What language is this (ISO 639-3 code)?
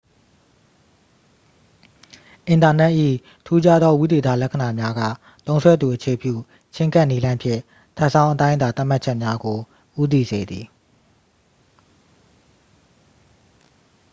mya